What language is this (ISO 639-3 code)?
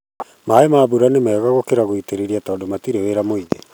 kik